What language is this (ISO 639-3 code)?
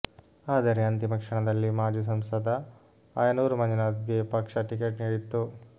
kan